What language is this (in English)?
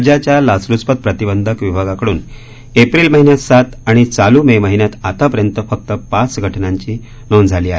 Marathi